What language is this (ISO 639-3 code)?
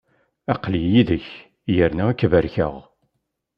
kab